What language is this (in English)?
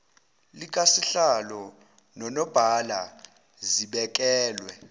Zulu